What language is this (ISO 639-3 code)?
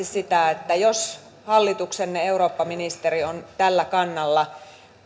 fin